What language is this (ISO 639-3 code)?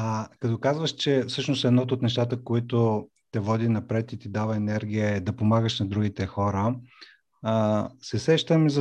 bul